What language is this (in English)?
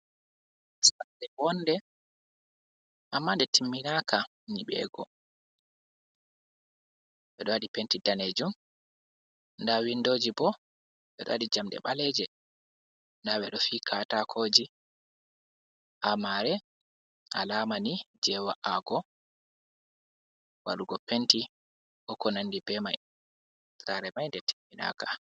Fula